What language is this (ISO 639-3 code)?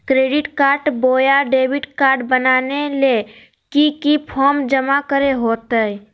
mag